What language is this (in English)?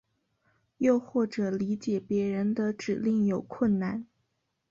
Chinese